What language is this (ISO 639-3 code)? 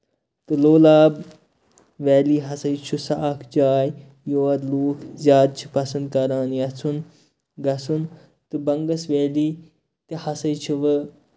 kas